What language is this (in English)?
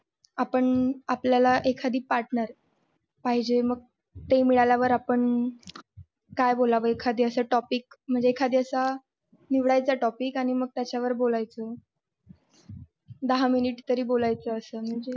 Marathi